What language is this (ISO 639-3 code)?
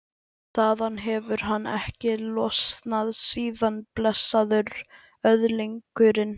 isl